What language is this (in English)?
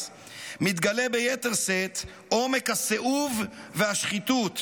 Hebrew